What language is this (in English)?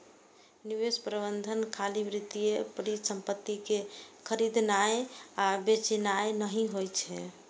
Maithili